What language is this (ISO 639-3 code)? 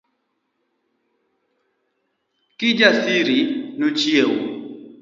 luo